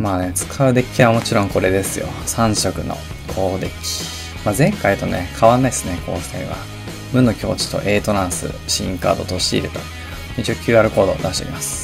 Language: Japanese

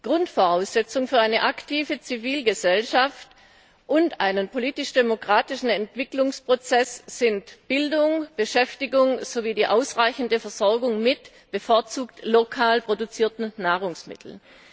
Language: German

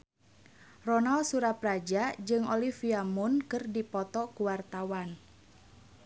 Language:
Sundanese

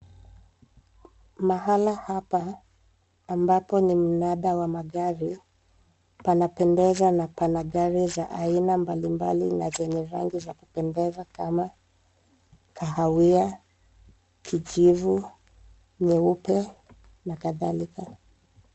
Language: Swahili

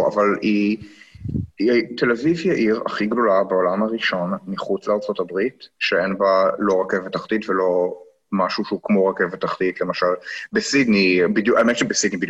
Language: Hebrew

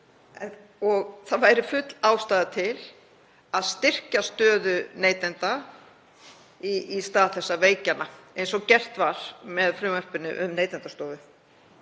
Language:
Icelandic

